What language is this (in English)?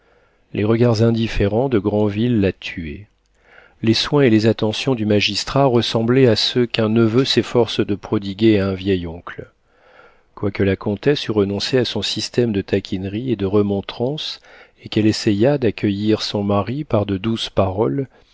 French